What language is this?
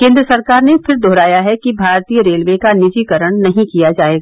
Hindi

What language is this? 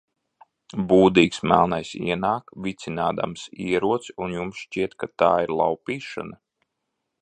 Latvian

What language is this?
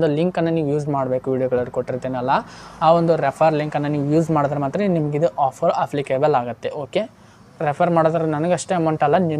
Hindi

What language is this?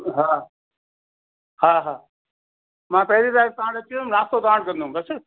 Sindhi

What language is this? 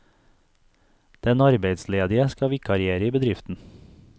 Norwegian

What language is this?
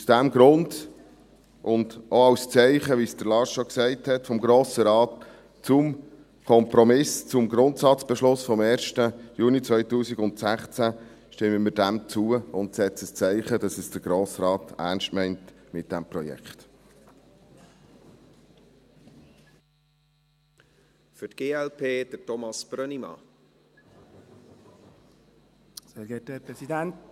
Swiss German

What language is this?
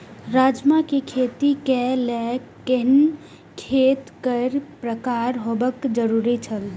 Maithili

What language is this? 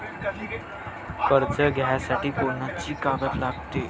Marathi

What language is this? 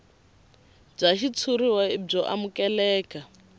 Tsonga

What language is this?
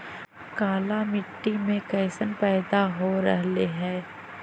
Magahi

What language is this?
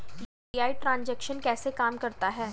Hindi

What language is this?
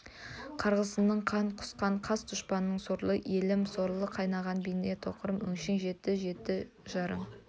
Kazakh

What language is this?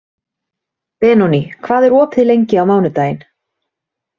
Icelandic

